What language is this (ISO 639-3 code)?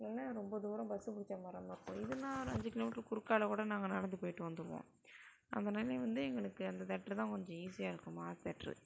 tam